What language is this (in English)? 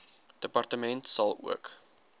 Afrikaans